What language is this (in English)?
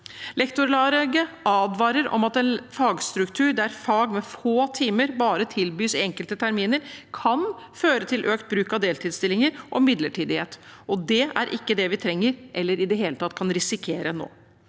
Norwegian